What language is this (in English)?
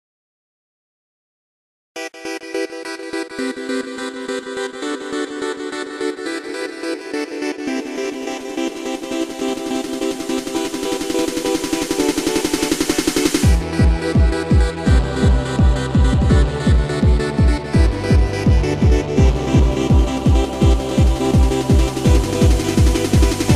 Thai